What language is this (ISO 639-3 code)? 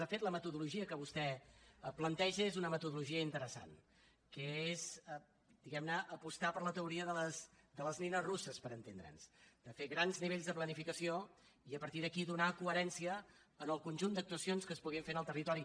cat